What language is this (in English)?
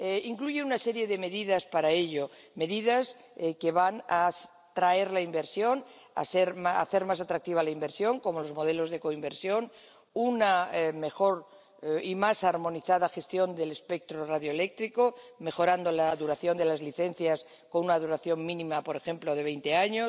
Spanish